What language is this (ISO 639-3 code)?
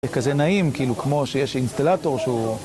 heb